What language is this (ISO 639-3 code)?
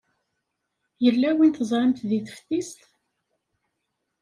kab